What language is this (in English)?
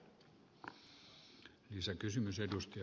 Finnish